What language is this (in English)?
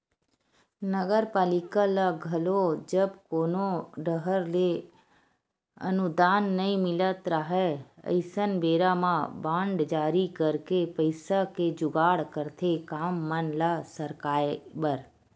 Chhattisgarhi